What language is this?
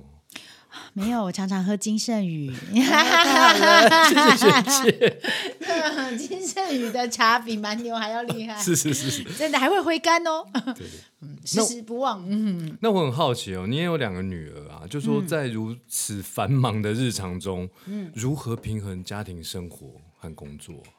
Chinese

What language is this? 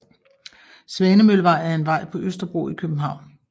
Danish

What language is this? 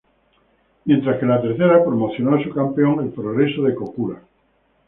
Spanish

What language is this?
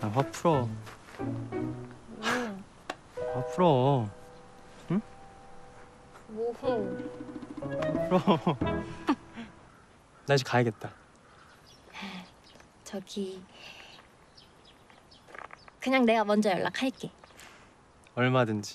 Korean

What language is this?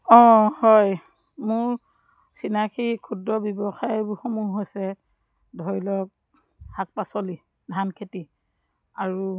Assamese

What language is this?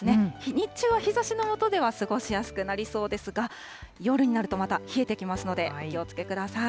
Japanese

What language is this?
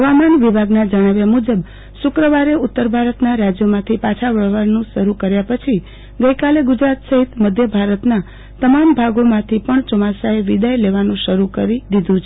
Gujarati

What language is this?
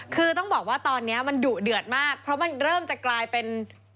Thai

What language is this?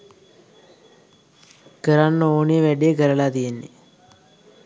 Sinhala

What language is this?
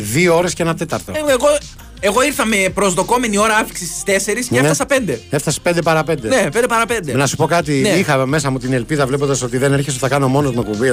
Greek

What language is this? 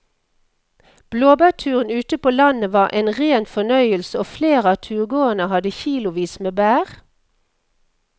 Norwegian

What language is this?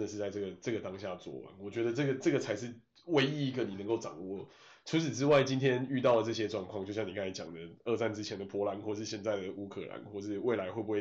Chinese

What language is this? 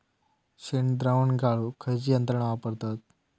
Marathi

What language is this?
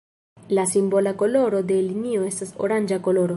Esperanto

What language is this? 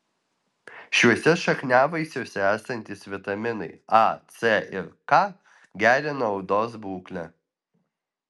Lithuanian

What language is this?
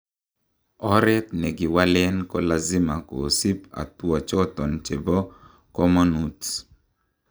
Kalenjin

